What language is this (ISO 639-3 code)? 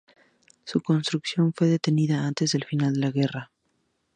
spa